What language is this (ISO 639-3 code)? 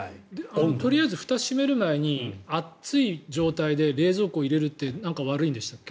jpn